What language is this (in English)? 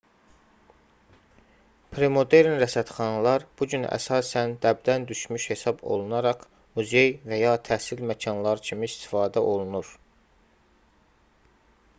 Azerbaijani